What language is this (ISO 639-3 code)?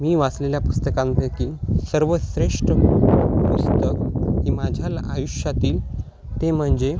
mar